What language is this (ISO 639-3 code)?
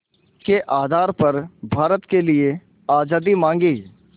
hin